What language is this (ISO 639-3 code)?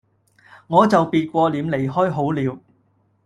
yue